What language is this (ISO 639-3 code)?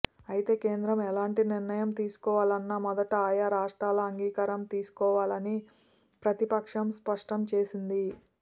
tel